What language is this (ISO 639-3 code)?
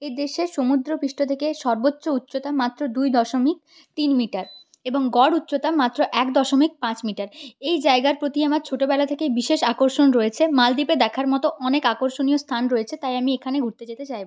ben